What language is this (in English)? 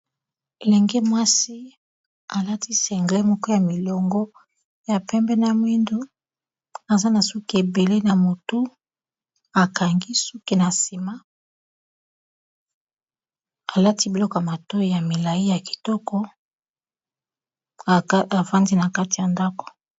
Lingala